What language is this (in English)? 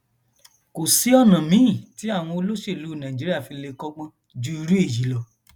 Yoruba